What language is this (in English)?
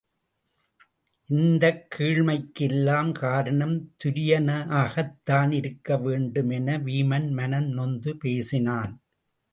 Tamil